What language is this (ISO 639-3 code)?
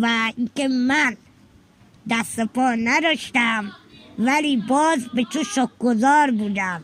fas